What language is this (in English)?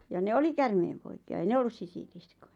Finnish